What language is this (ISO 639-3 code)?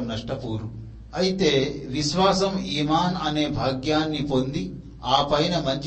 tel